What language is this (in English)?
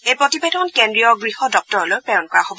Assamese